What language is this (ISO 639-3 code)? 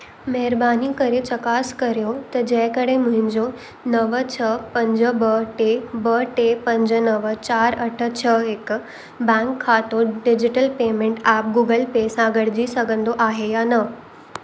snd